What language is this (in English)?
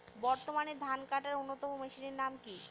Bangla